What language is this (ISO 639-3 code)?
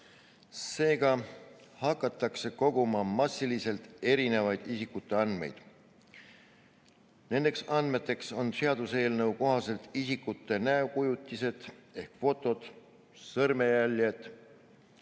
est